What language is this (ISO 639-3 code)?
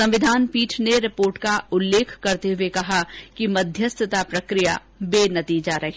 hin